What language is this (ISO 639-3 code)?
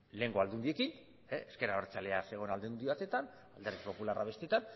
eus